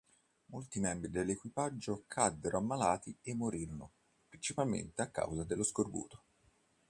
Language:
Italian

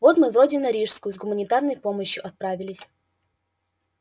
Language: Russian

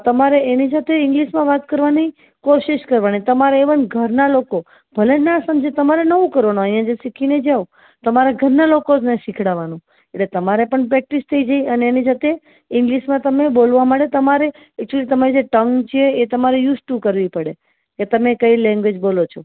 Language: Gujarati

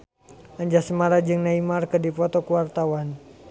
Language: Sundanese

